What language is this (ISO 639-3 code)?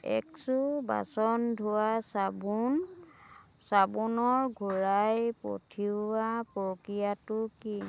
asm